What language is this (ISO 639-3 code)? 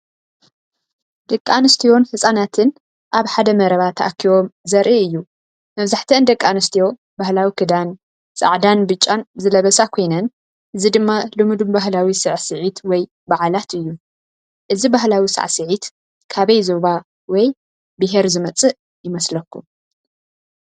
tir